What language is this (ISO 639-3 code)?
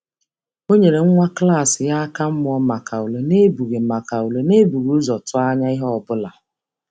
ibo